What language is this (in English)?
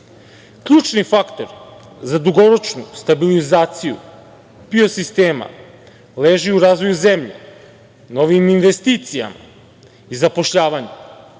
Serbian